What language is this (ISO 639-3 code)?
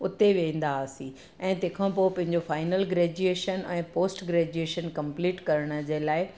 snd